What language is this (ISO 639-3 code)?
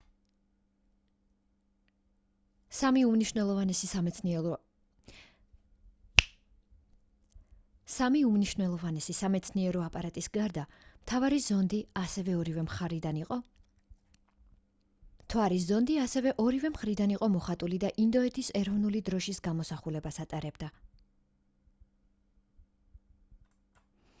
kat